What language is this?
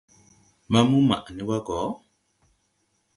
Tupuri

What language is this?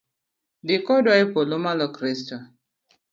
Luo (Kenya and Tanzania)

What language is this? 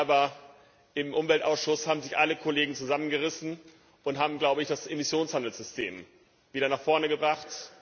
German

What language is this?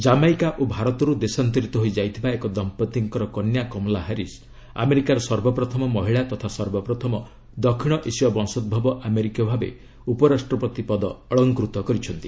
Odia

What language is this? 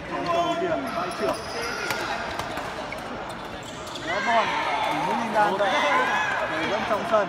Vietnamese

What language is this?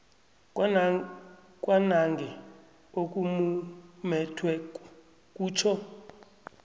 South Ndebele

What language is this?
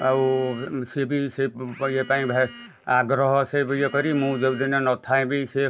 Odia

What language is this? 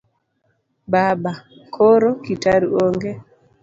Luo (Kenya and Tanzania)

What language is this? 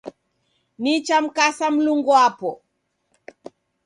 Taita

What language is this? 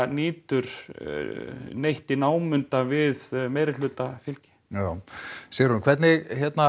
Icelandic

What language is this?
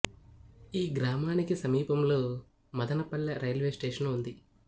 Telugu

